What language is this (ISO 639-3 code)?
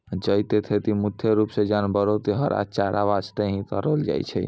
mai